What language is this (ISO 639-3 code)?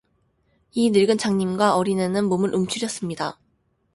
kor